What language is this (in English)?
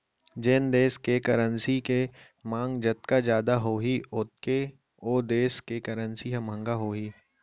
Chhattisgarhi